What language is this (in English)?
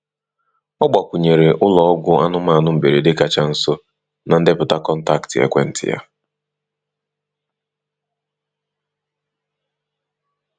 Igbo